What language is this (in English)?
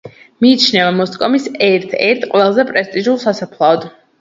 Georgian